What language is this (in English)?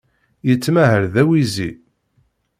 Kabyle